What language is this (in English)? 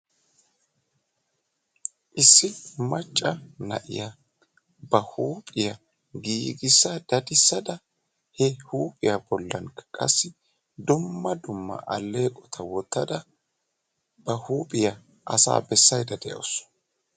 Wolaytta